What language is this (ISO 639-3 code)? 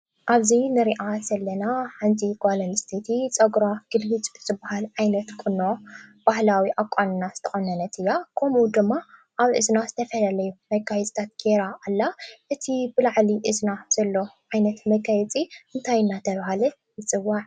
tir